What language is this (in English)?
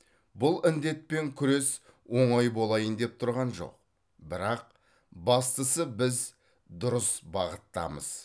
Kazakh